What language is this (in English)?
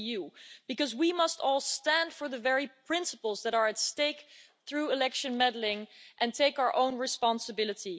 English